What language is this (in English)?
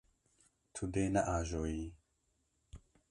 Kurdish